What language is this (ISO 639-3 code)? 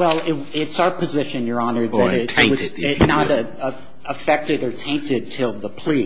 eng